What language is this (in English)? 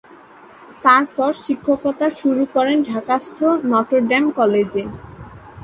Bangla